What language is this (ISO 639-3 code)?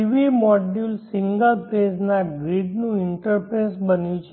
guj